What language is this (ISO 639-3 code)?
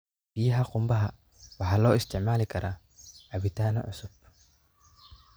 som